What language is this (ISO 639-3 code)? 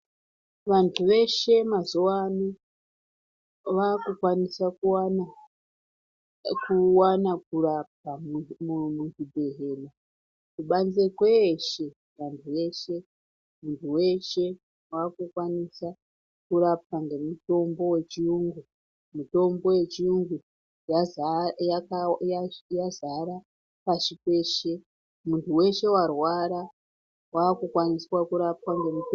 ndc